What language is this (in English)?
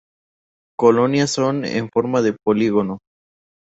Spanish